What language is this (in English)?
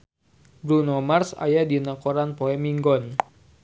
Sundanese